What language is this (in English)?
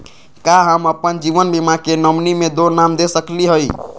Magahi